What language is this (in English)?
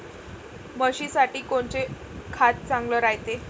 Marathi